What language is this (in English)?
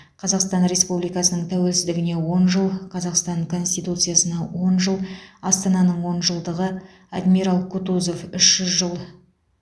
Kazakh